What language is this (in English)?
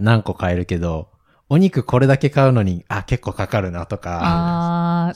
Japanese